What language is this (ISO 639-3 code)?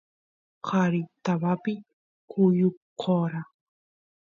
qus